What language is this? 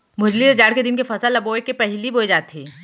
Chhattisgarhi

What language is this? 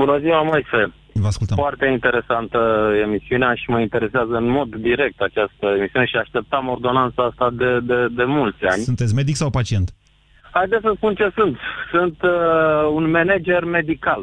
Romanian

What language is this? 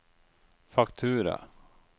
Norwegian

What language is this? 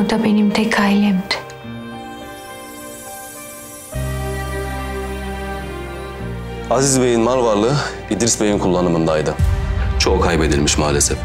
Turkish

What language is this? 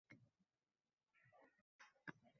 Uzbek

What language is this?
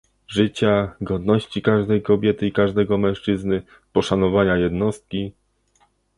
Polish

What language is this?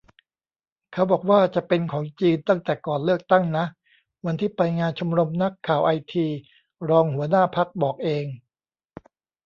Thai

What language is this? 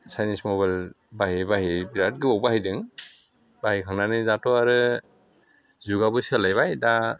Bodo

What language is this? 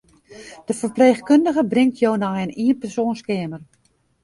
Western Frisian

